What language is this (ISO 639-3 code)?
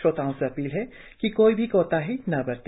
hin